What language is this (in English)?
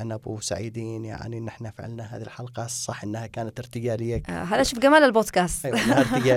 Arabic